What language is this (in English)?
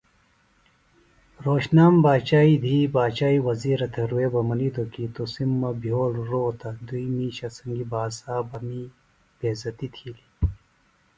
Phalura